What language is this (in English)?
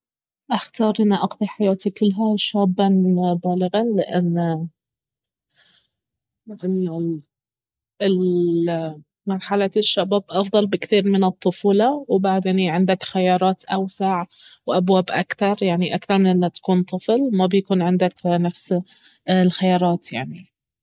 Baharna Arabic